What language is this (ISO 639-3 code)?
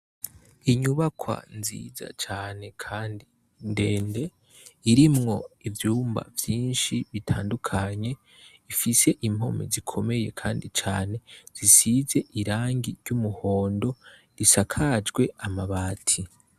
run